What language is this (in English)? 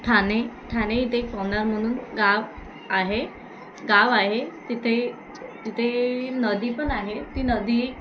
Marathi